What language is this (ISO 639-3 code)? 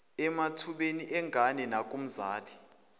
zul